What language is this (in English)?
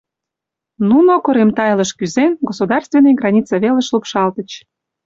Mari